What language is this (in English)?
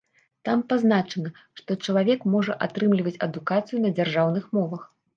Belarusian